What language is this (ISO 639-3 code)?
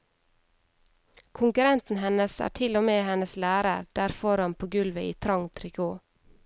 nor